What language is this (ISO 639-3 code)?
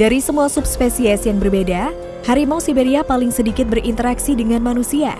ind